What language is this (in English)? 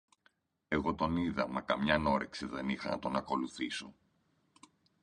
Greek